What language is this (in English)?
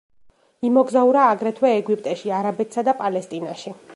Georgian